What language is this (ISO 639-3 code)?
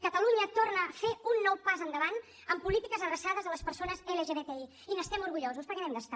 cat